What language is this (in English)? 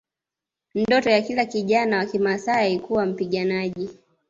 Swahili